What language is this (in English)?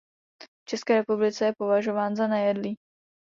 Czech